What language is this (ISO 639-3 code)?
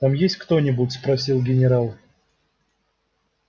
rus